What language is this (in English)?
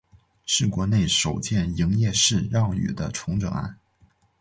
Chinese